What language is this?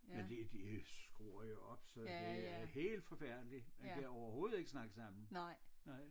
Danish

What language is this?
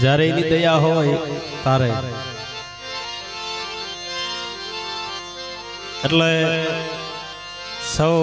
Hindi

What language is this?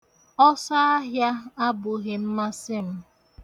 Igbo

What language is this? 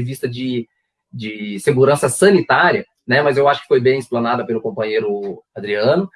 Portuguese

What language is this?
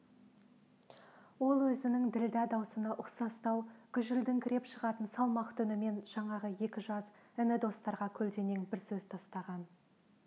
Kazakh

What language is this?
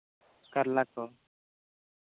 Santali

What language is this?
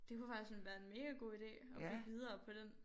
Danish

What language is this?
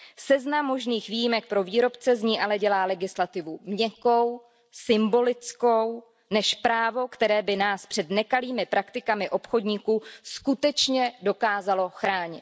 Czech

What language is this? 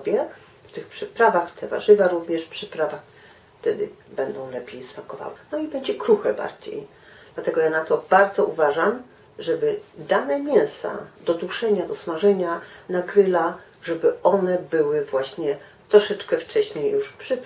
Polish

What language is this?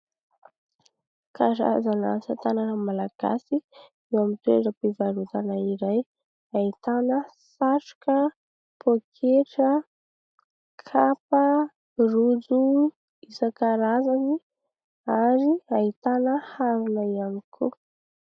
Malagasy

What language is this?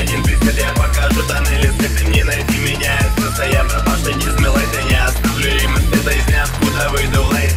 Russian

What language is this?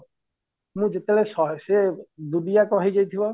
Odia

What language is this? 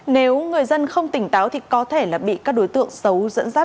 Vietnamese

